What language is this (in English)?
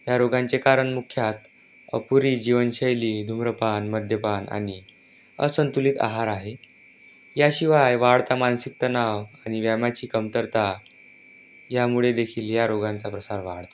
Marathi